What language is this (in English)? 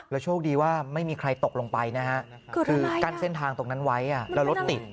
Thai